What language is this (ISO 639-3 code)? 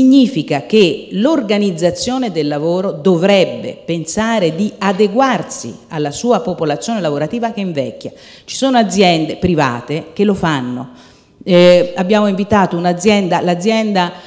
ita